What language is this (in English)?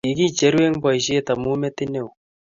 Kalenjin